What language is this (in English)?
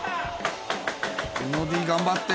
Japanese